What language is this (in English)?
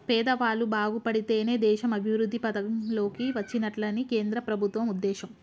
Telugu